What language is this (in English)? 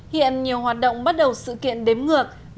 Vietnamese